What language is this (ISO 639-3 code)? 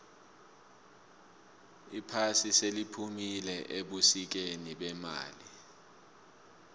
nbl